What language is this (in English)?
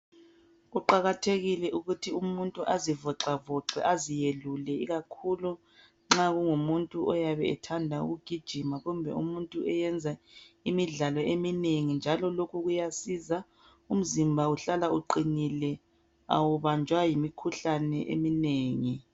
North Ndebele